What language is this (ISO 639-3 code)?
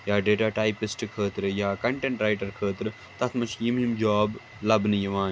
kas